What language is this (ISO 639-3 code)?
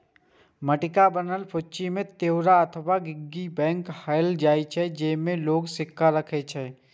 mai